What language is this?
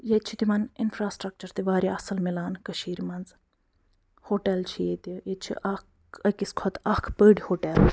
Kashmiri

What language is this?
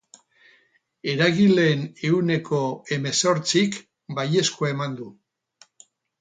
Basque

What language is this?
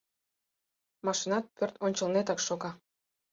Mari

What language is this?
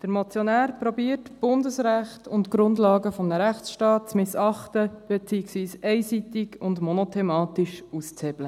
Swiss German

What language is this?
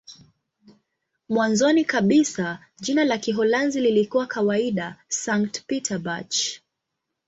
Swahili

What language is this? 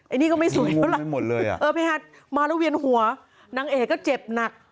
Thai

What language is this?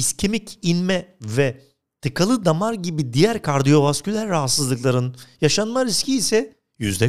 Turkish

